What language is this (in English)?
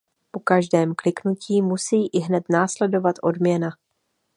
Czech